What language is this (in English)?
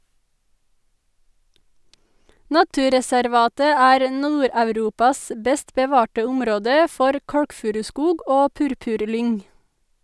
Norwegian